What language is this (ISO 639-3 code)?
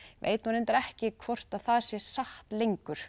isl